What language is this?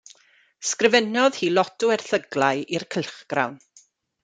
Welsh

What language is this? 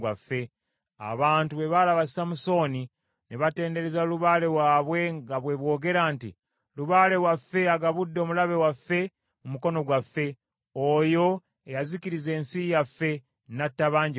Ganda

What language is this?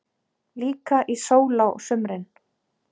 Icelandic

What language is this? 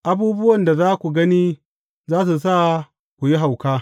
Hausa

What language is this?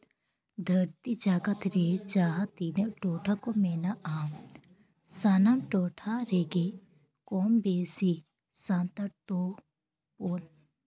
Santali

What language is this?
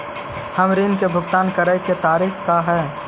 Magahi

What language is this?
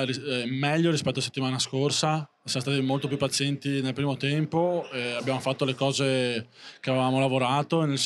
Italian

